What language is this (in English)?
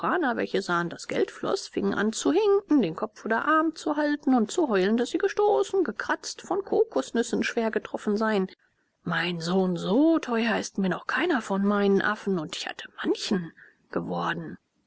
German